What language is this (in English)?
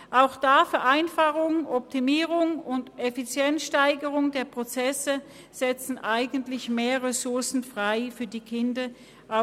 Swiss German